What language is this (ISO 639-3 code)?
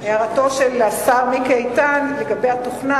heb